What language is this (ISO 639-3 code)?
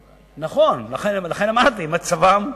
heb